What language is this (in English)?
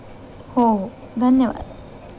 Marathi